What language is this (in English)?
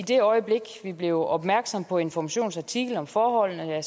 Danish